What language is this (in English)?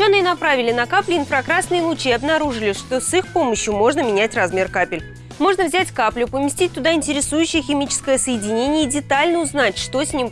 Russian